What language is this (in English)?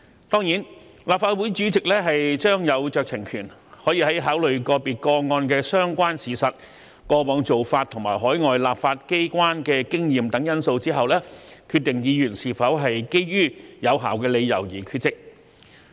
Cantonese